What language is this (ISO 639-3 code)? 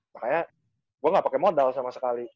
ind